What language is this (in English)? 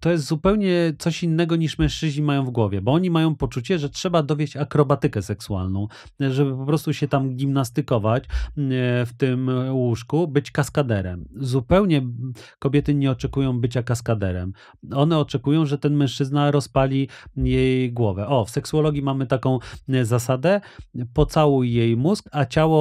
Polish